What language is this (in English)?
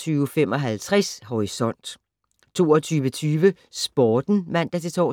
Danish